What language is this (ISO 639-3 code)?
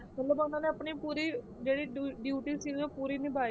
pan